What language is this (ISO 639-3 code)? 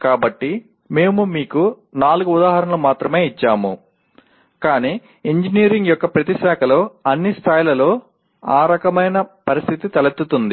tel